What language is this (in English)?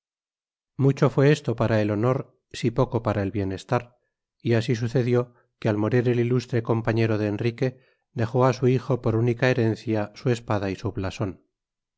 Spanish